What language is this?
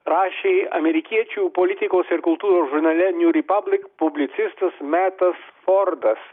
Lithuanian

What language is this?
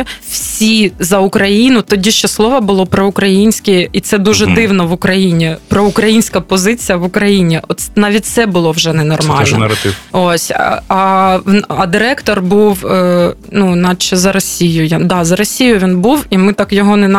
Ukrainian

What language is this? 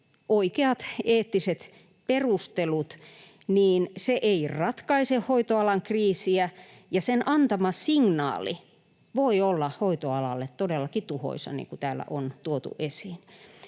Finnish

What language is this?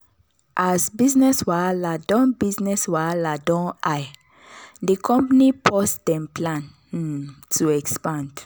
Nigerian Pidgin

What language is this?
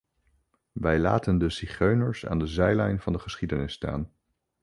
Dutch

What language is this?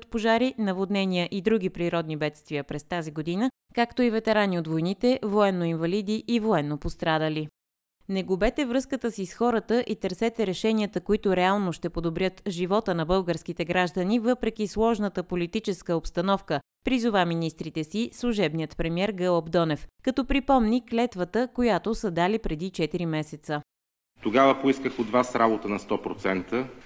Bulgarian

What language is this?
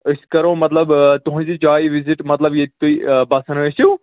Kashmiri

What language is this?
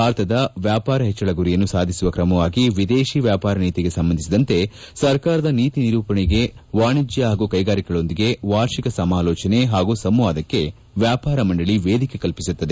Kannada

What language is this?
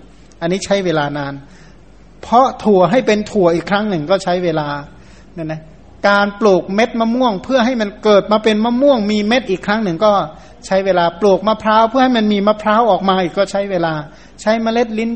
Thai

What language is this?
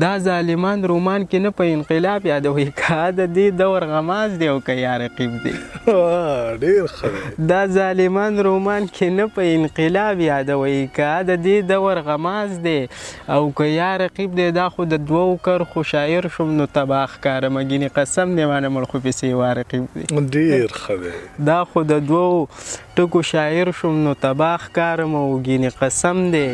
Arabic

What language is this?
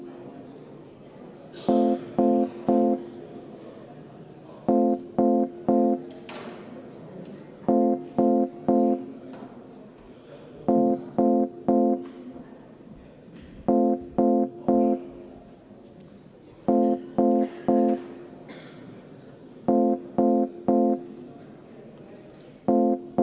Estonian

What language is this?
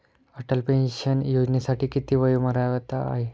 Marathi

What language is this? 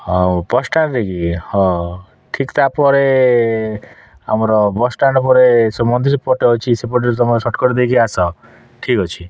Odia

